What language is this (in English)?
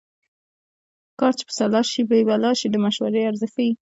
Pashto